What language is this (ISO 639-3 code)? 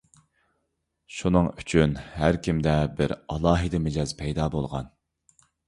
uig